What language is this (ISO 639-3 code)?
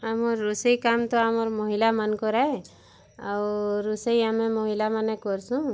ori